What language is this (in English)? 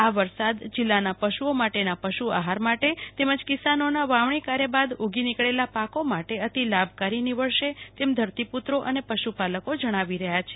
Gujarati